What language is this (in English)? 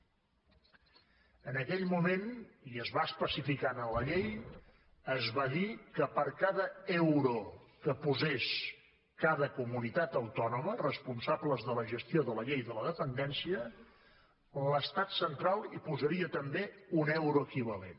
Catalan